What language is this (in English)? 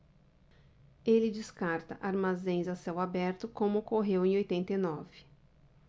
Portuguese